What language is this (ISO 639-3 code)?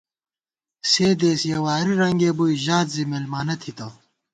gwt